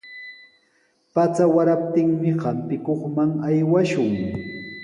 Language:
Sihuas Ancash Quechua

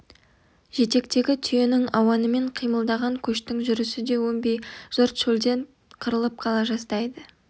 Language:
Kazakh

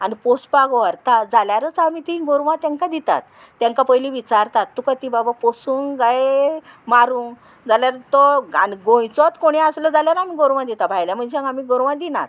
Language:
Konkani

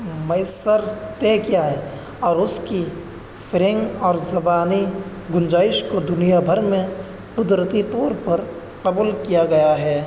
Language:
Urdu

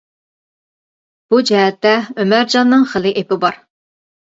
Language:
Uyghur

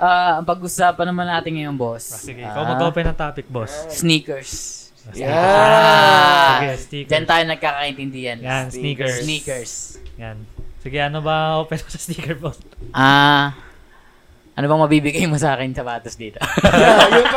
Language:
Filipino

